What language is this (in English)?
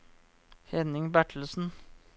Norwegian